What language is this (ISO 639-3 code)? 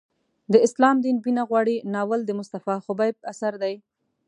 pus